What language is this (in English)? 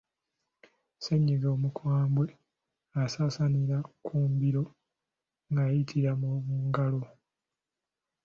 Ganda